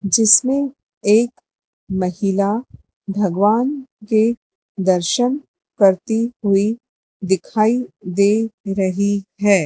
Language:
Hindi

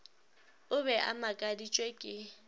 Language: Northern Sotho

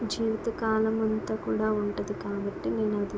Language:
Telugu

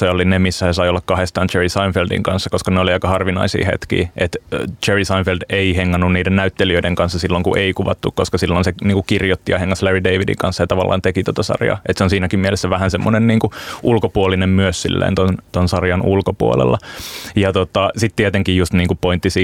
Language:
Finnish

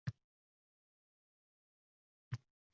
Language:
Uzbek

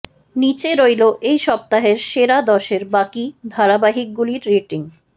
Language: Bangla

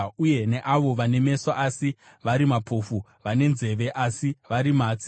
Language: Shona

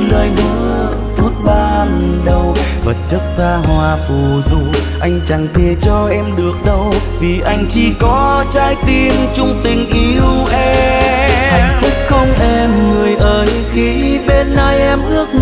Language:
Vietnamese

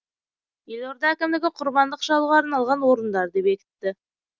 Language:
Kazakh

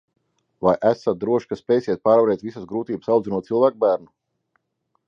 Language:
Latvian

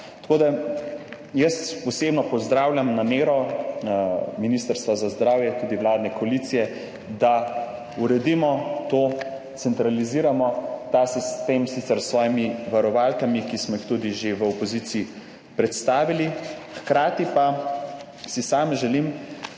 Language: Slovenian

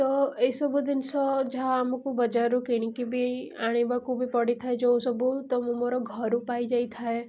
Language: Odia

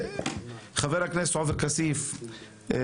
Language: Hebrew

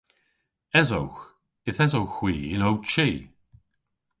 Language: Cornish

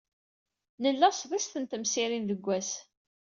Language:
Kabyle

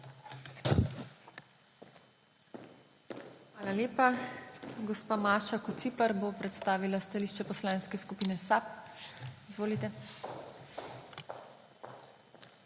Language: Slovenian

